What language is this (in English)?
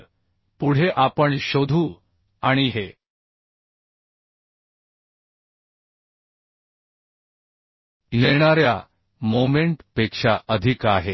Marathi